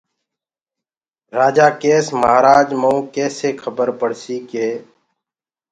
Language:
Gurgula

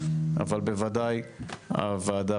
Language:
Hebrew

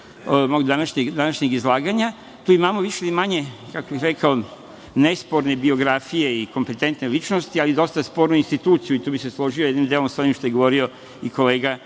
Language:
Serbian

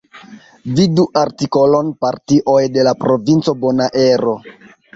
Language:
Esperanto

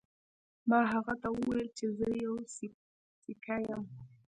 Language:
Pashto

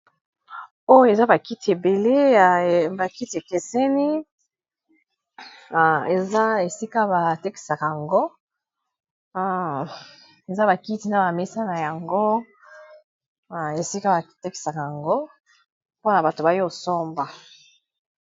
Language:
Lingala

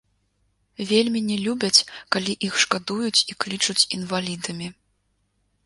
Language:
Belarusian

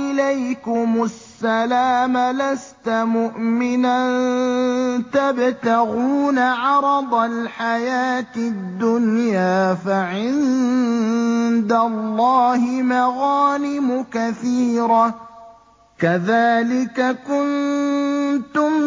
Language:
Arabic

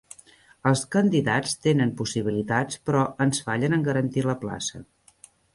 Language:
Catalan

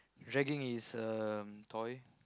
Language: English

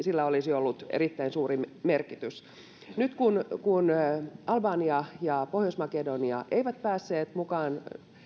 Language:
Finnish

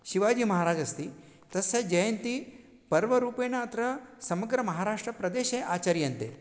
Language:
Sanskrit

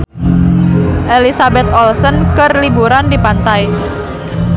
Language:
Sundanese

